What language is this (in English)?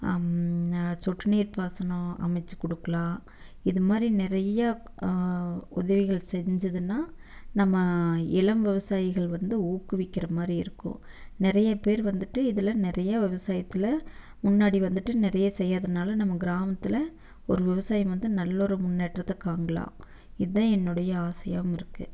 Tamil